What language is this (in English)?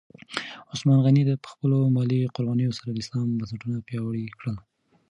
Pashto